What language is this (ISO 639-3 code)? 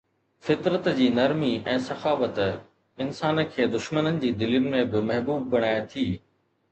snd